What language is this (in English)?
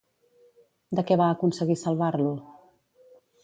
Catalan